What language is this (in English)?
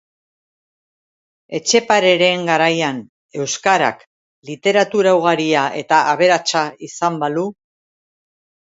Basque